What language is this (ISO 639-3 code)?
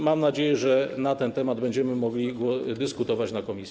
pol